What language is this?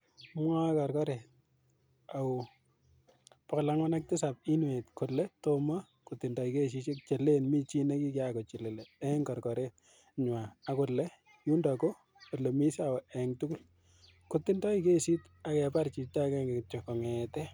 Kalenjin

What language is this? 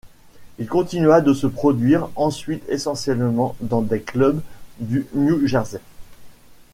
French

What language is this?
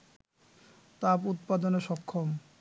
Bangla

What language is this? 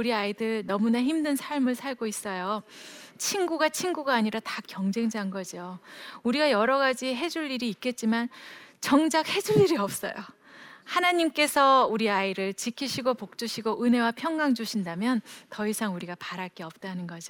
Korean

